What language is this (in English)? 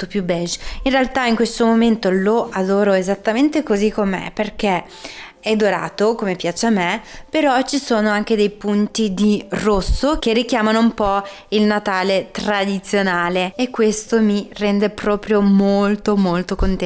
Italian